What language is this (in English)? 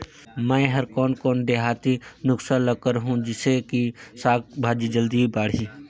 Chhattisgarhi